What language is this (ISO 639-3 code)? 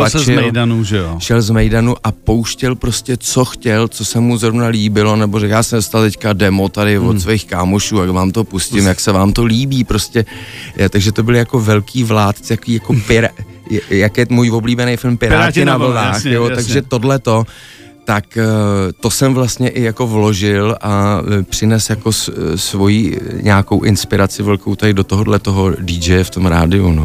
ces